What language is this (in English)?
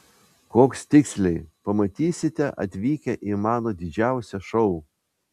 Lithuanian